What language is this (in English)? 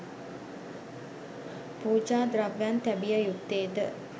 Sinhala